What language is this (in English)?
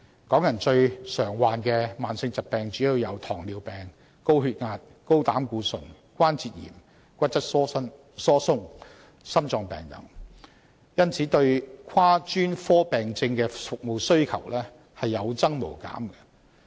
Cantonese